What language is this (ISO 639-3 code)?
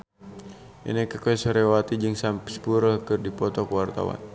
sun